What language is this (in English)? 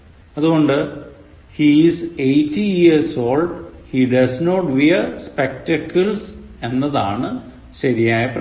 Malayalam